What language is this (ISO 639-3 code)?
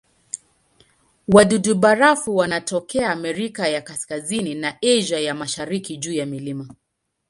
swa